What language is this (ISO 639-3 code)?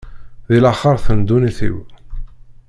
kab